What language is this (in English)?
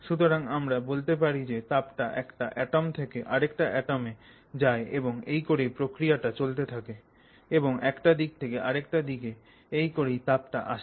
Bangla